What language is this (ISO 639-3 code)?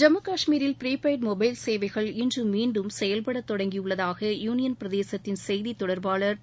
tam